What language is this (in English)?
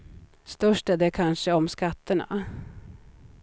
Swedish